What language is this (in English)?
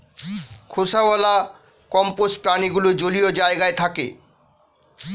Bangla